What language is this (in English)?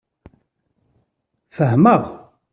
Kabyle